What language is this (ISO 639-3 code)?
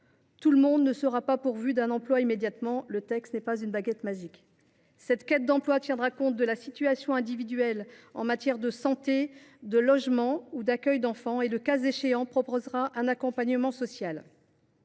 fra